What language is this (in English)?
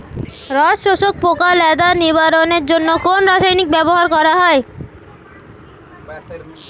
Bangla